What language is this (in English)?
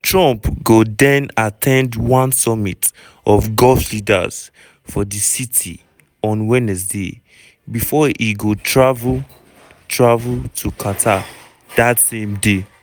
Nigerian Pidgin